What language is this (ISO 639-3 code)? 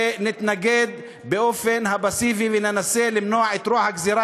heb